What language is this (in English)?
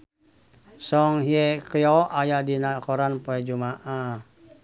Sundanese